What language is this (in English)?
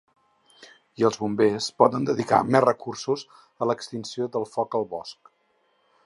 Catalan